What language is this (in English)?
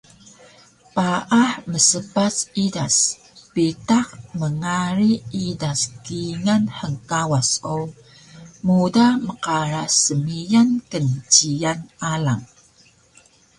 Taroko